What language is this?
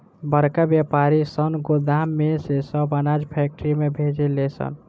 Bhojpuri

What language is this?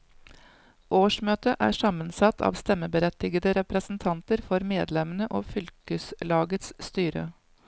Norwegian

